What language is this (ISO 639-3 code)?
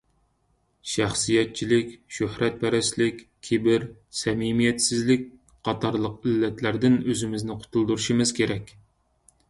uig